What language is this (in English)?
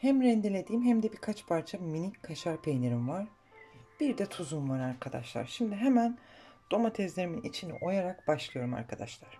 Turkish